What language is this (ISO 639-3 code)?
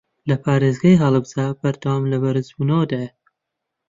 ckb